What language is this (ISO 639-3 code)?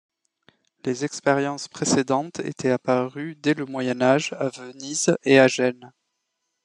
fra